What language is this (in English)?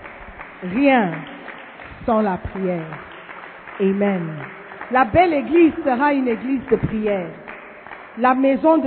French